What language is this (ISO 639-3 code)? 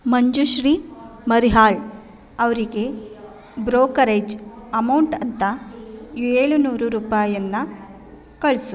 kan